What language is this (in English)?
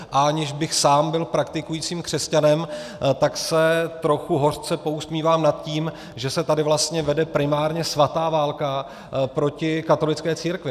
Czech